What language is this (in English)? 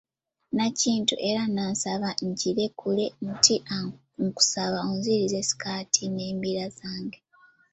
Ganda